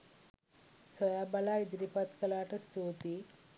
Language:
Sinhala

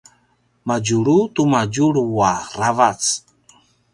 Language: Paiwan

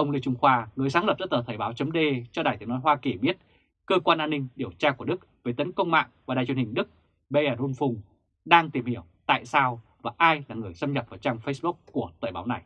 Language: Vietnamese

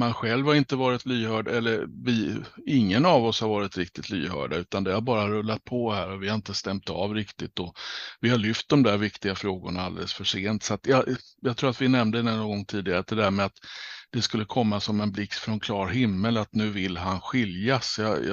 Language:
Swedish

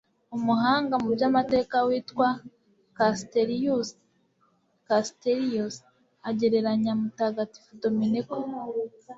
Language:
Kinyarwanda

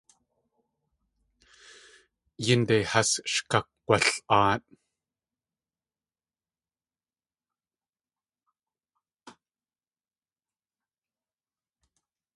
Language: Tlingit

